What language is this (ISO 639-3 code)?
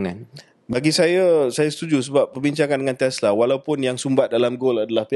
msa